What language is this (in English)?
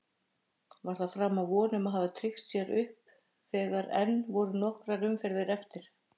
Icelandic